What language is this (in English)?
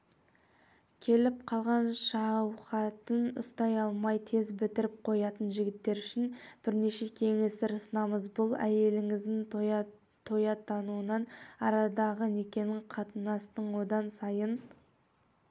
Kazakh